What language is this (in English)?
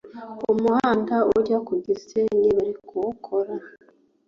Kinyarwanda